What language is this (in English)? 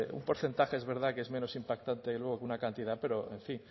Spanish